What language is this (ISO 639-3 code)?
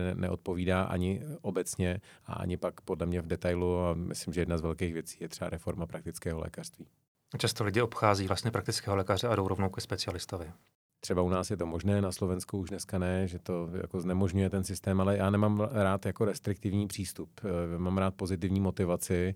ces